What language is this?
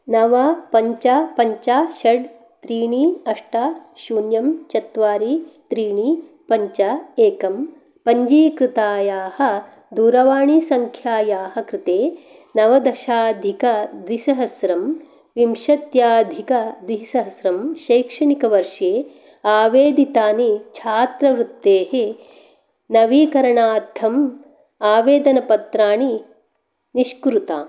Sanskrit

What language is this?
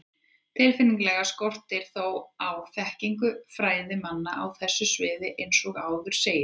Icelandic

